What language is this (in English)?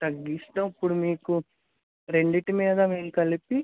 Telugu